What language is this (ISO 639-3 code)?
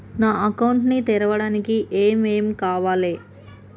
tel